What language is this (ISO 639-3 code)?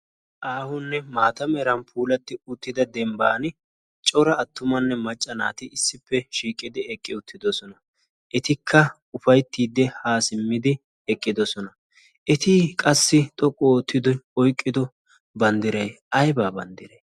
wal